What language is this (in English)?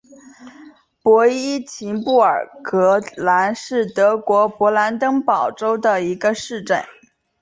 Chinese